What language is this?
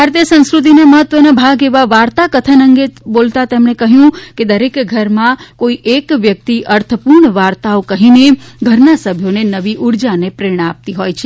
Gujarati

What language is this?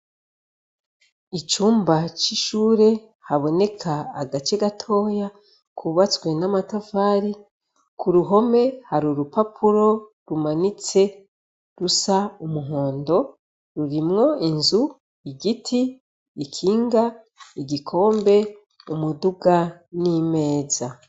Rundi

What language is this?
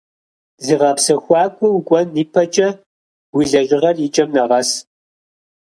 Kabardian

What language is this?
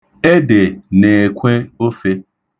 Igbo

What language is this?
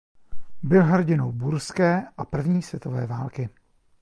Czech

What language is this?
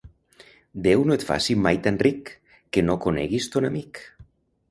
Catalan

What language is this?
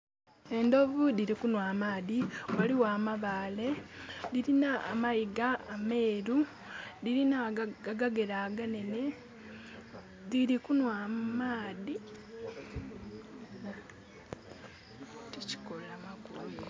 Soga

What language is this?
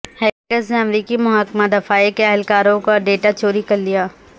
Urdu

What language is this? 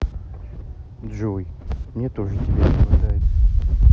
Russian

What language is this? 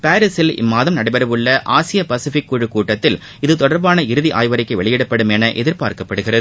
Tamil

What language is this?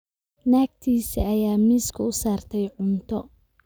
Somali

